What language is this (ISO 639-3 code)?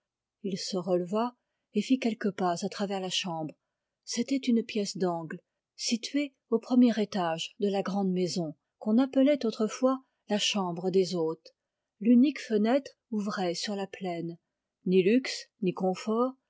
fra